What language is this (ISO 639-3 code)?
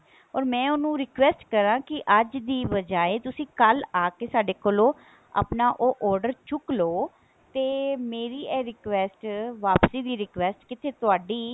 pan